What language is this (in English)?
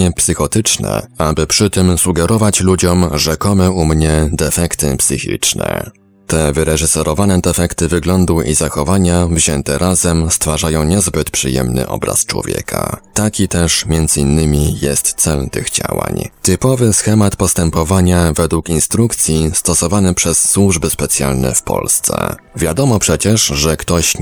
Polish